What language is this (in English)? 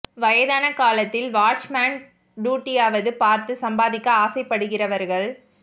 Tamil